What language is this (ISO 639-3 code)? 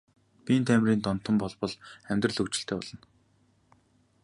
mon